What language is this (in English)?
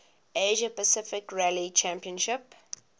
English